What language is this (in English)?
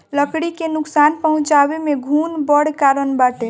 Bhojpuri